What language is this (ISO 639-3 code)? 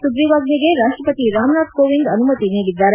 kan